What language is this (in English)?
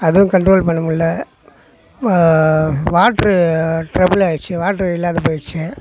Tamil